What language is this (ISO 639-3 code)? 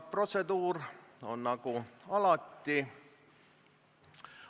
est